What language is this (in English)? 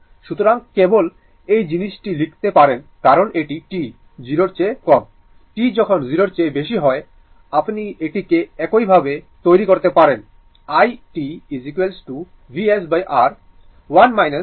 Bangla